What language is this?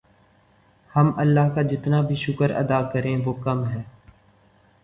Urdu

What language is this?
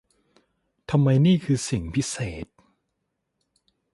Thai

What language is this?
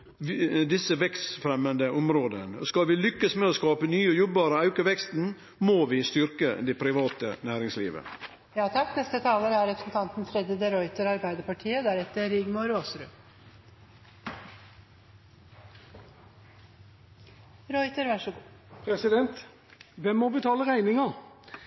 Norwegian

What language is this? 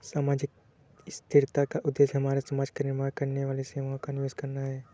Hindi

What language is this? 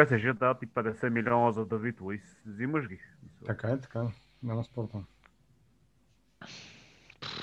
Bulgarian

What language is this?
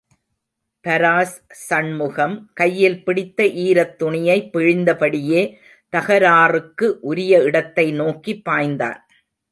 Tamil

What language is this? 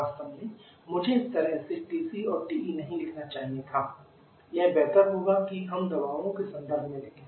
Hindi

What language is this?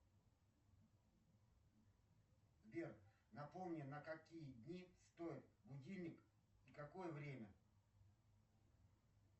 Russian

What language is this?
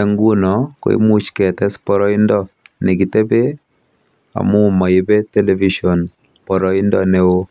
Kalenjin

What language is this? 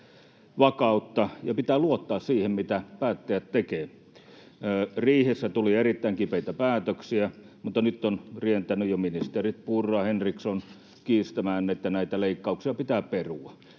Finnish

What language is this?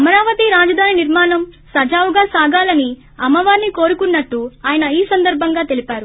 Telugu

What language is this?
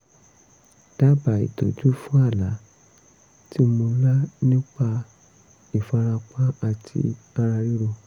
Yoruba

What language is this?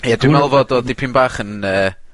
Welsh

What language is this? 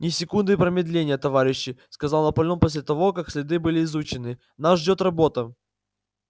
Russian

